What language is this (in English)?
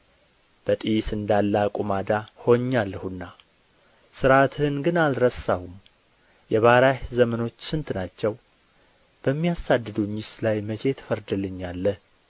Amharic